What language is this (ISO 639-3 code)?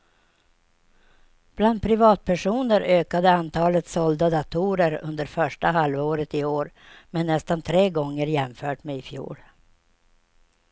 swe